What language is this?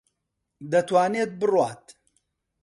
Central Kurdish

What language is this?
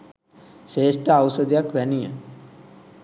Sinhala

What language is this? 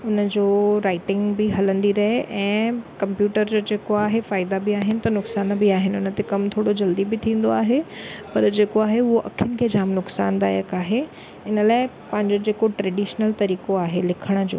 Sindhi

